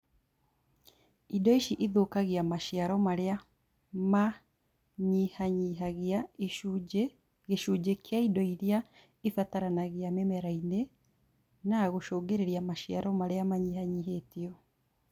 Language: Kikuyu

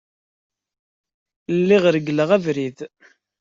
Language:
Kabyle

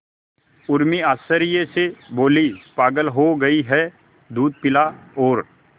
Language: Hindi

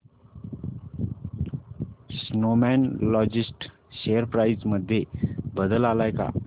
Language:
Marathi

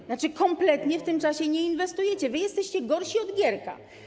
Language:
Polish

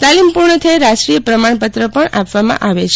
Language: Gujarati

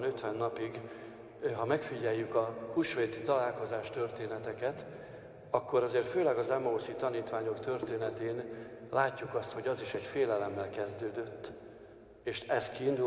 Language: Hungarian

